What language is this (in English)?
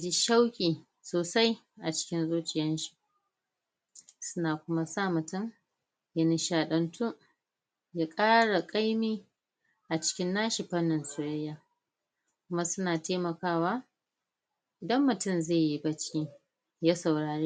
Hausa